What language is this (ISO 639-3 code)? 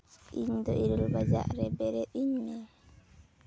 sat